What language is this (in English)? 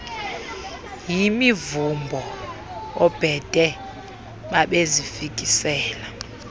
Xhosa